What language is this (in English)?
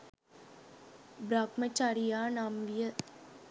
Sinhala